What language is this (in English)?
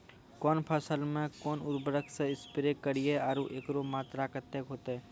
Maithili